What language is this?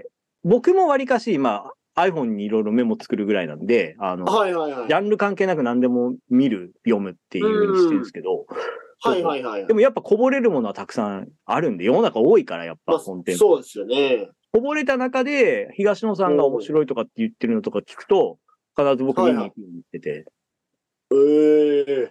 Japanese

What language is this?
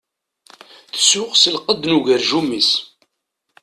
Kabyle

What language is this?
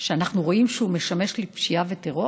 Hebrew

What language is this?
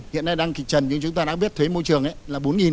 Vietnamese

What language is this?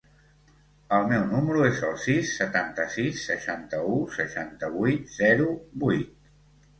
Catalan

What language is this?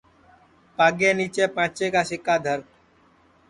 Sansi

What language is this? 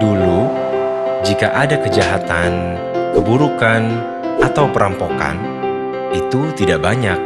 Indonesian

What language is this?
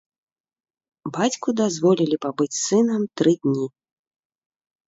Belarusian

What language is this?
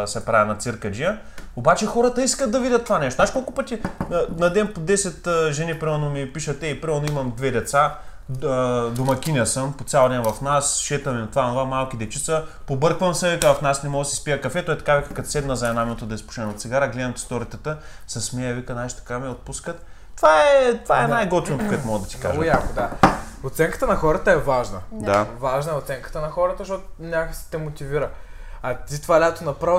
Bulgarian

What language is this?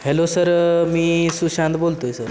Marathi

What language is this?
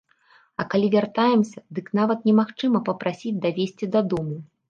Belarusian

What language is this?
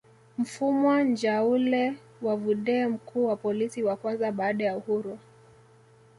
Swahili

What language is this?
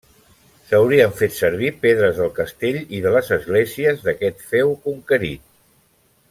Catalan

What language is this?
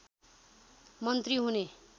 Nepali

